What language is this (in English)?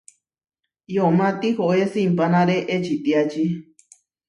Huarijio